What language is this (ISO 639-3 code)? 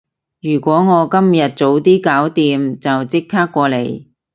yue